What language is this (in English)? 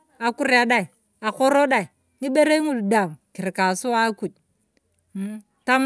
Turkana